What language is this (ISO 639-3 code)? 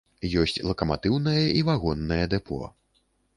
bel